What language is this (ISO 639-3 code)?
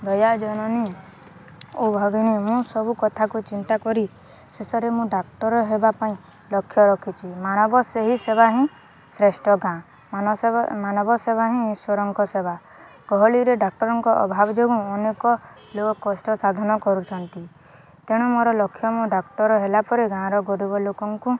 ori